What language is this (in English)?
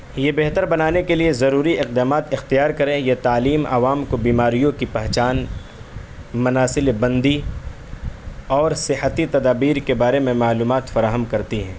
Urdu